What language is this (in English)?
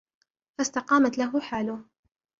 Arabic